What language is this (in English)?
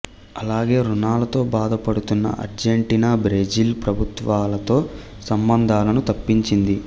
Telugu